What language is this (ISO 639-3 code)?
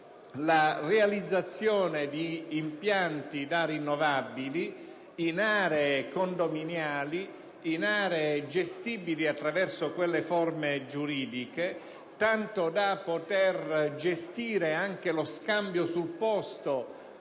ita